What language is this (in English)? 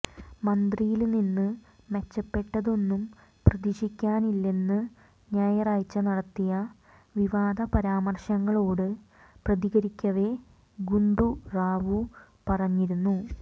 Malayalam